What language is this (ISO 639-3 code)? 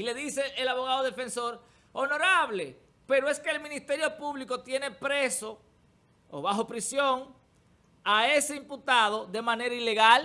spa